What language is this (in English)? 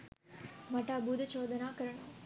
Sinhala